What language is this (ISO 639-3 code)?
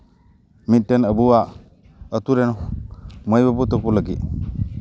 sat